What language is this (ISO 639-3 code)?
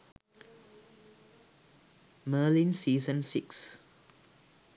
sin